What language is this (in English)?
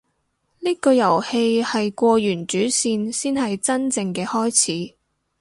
Cantonese